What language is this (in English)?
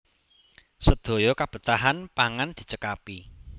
Javanese